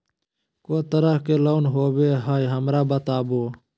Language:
Magahi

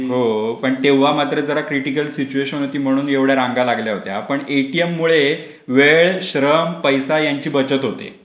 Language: Marathi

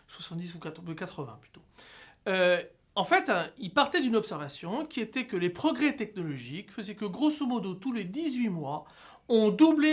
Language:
French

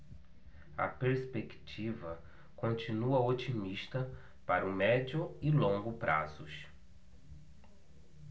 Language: Portuguese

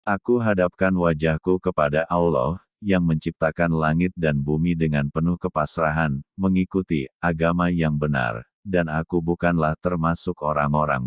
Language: Indonesian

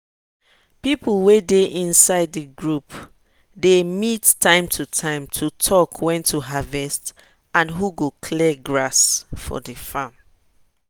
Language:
Nigerian Pidgin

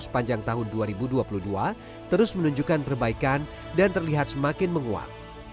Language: Indonesian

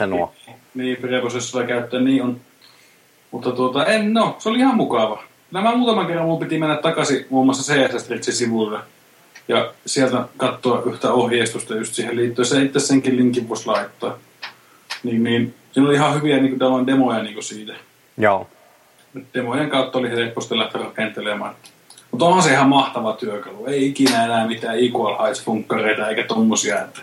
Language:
Finnish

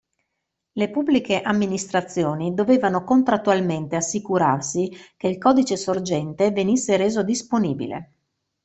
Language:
Italian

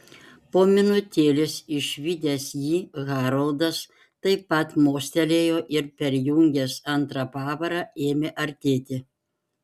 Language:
Lithuanian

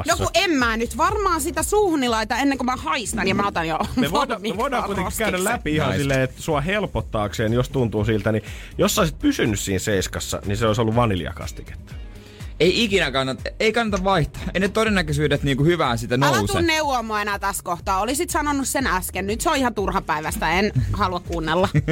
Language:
Finnish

